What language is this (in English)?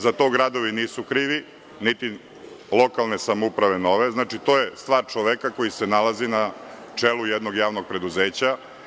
Serbian